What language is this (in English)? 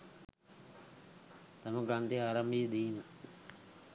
Sinhala